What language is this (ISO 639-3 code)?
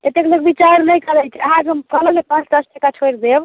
mai